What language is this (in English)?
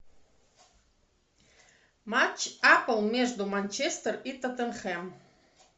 Russian